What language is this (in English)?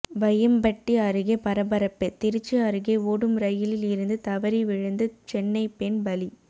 Tamil